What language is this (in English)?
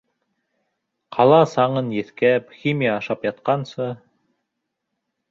Bashkir